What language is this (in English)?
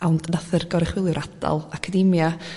Welsh